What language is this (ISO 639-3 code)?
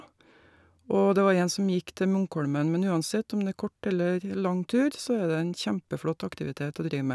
nor